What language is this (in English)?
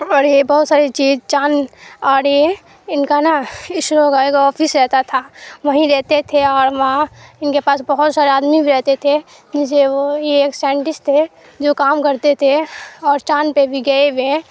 Urdu